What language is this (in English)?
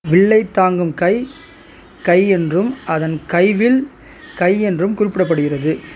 Tamil